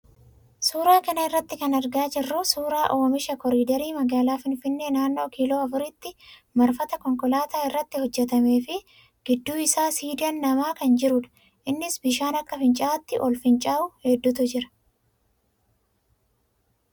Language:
Oromo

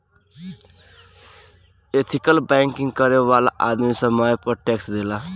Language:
Bhojpuri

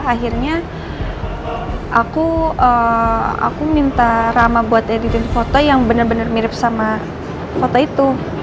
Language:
Indonesian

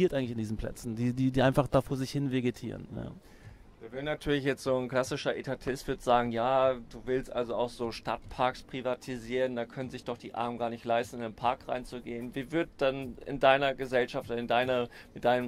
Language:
German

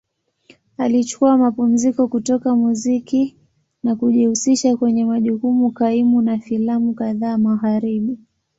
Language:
Swahili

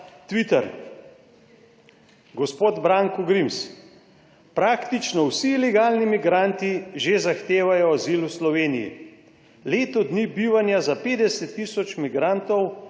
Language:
Slovenian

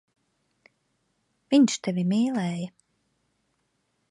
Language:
Latvian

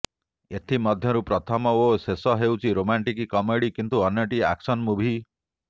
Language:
Odia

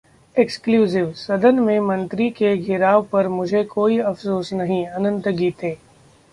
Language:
Hindi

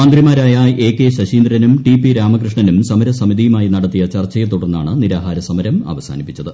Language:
Malayalam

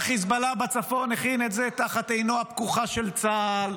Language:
Hebrew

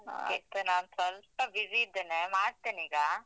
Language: Kannada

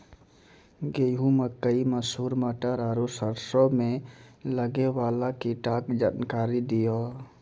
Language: Maithili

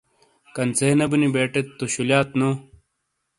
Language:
Shina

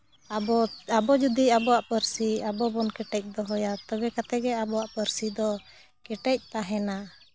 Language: Santali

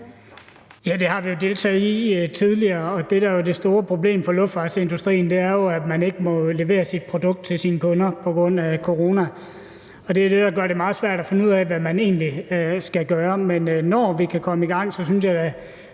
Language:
Danish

